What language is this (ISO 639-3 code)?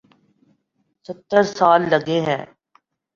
urd